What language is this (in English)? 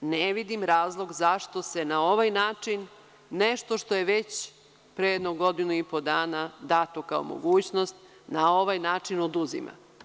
Serbian